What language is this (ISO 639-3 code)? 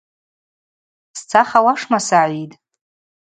abq